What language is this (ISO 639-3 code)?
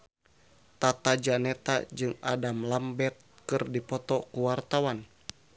sun